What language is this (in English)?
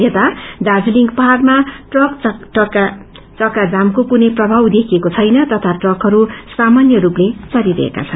Nepali